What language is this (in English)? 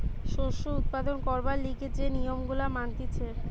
Bangla